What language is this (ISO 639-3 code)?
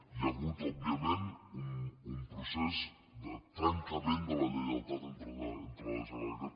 cat